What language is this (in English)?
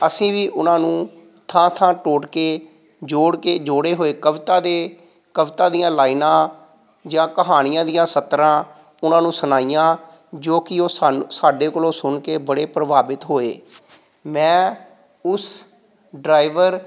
Punjabi